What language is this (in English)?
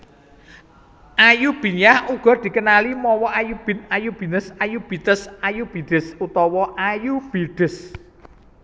Javanese